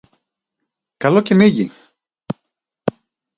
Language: Greek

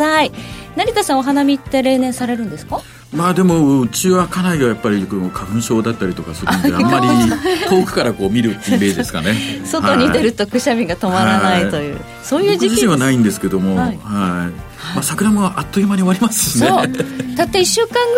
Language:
Japanese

